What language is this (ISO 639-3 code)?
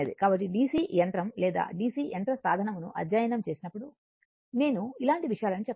tel